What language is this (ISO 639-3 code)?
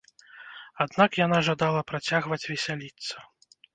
bel